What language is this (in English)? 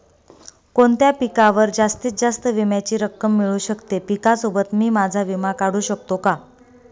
Marathi